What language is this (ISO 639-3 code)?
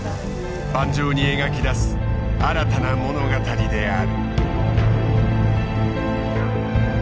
jpn